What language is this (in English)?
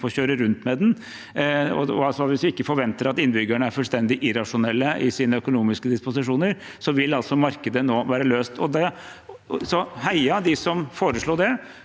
Norwegian